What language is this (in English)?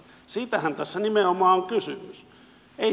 Finnish